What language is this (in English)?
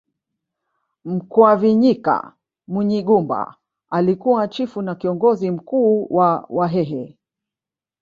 Swahili